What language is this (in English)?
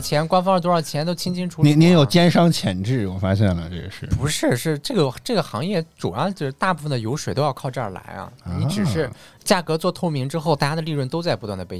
Chinese